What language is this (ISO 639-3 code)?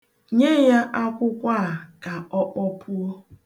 ibo